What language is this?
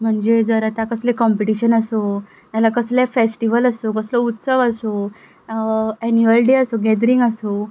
Konkani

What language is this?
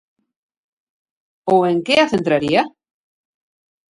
Galician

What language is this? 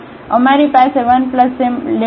Gujarati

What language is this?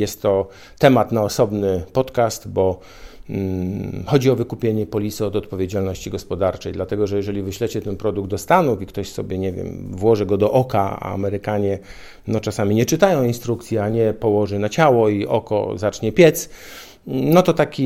Polish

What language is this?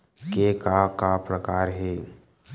Chhattisgarhi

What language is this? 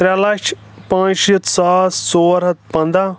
Kashmiri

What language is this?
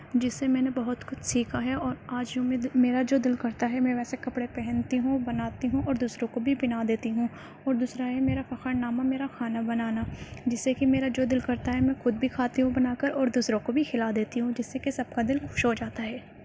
Urdu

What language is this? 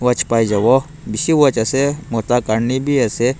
Naga Pidgin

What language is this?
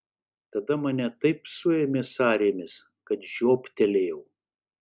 Lithuanian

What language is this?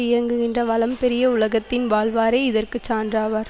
Tamil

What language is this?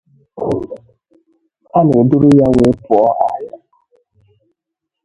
Igbo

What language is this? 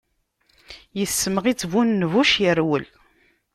Kabyle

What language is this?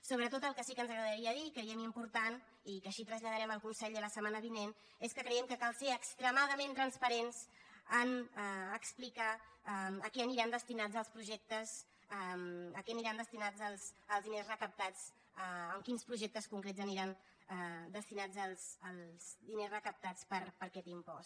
Catalan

